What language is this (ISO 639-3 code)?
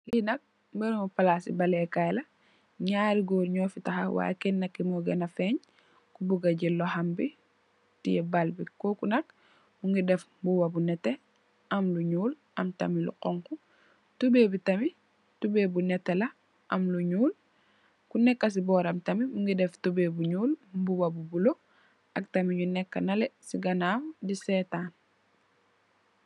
wol